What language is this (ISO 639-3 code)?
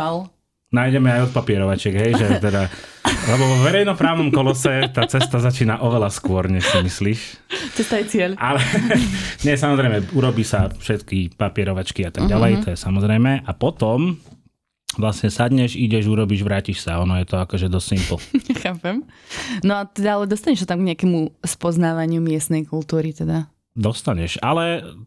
slk